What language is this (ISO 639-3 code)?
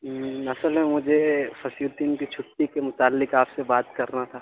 urd